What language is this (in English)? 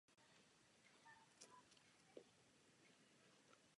Czech